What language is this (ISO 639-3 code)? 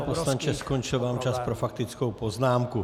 ces